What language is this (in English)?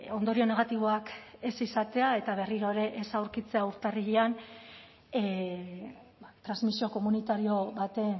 Basque